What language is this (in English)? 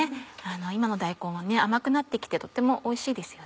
Japanese